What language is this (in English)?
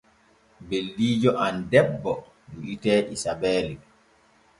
Borgu Fulfulde